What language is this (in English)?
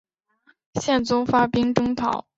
Chinese